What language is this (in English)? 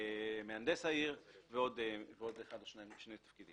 Hebrew